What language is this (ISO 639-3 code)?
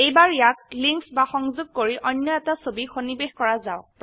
asm